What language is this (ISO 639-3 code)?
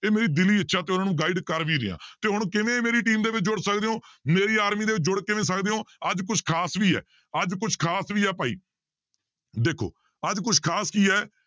pan